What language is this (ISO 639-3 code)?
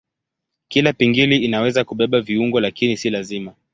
swa